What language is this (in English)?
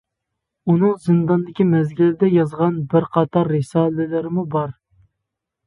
Uyghur